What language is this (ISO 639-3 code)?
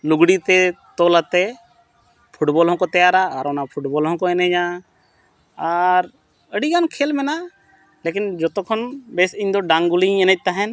sat